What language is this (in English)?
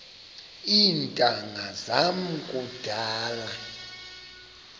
Xhosa